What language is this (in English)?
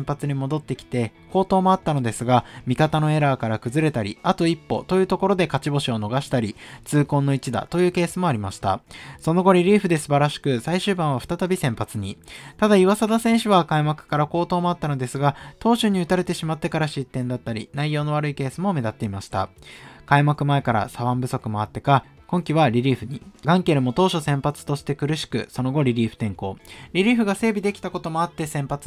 Japanese